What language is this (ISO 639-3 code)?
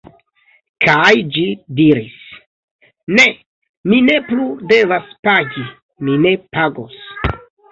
epo